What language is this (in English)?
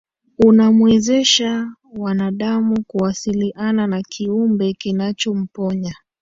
Swahili